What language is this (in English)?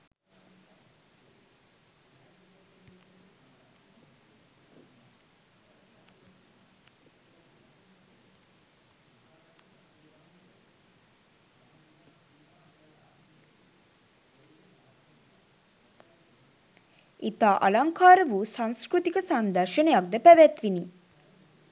Sinhala